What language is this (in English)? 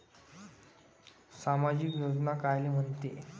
Marathi